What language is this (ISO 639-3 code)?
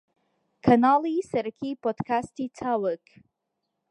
ckb